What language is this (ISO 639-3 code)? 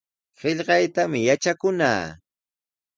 qws